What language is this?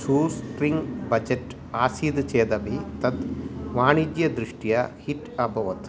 Sanskrit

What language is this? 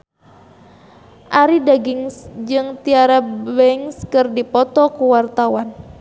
Sundanese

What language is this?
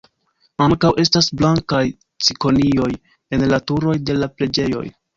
Esperanto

